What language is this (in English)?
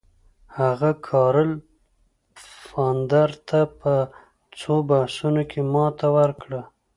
Pashto